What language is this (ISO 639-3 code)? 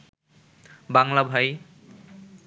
ben